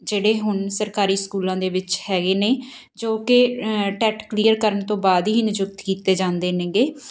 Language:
Punjabi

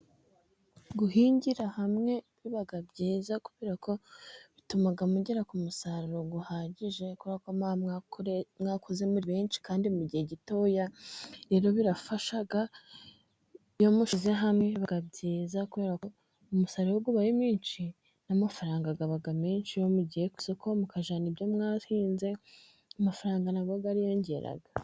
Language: Kinyarwanda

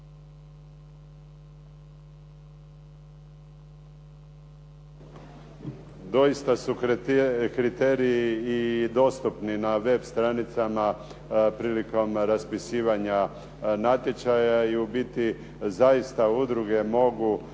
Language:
Croatian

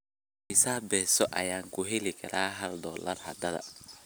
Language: Somali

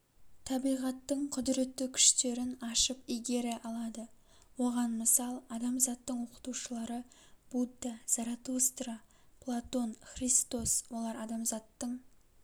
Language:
Kazakh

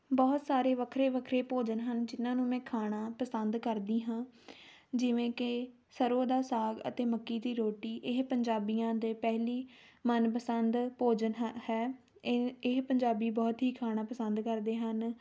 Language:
Punjabi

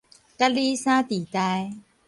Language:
Min Nan Chinese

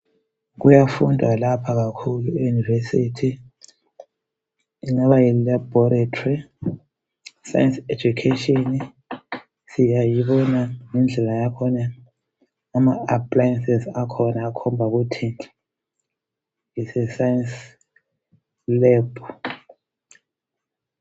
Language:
North Ndebele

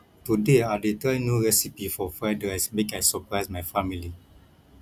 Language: Nigerian Pidgin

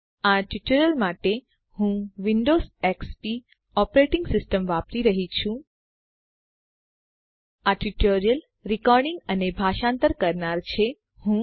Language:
Gujarati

